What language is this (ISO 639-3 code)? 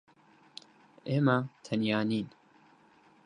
ckb